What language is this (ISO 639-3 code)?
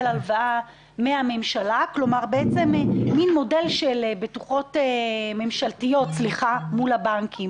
heb